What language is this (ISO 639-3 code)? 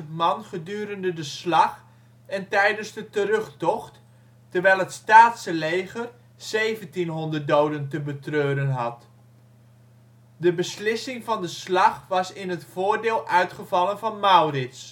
nld